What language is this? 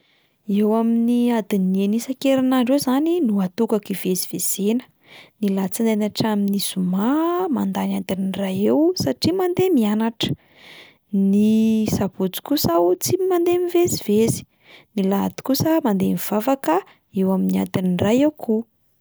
Malagasy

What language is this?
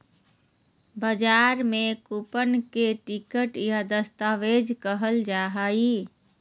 Magahi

